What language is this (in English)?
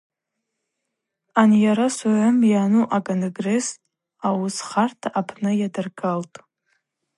Abaza